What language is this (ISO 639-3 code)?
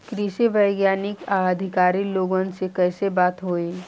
bho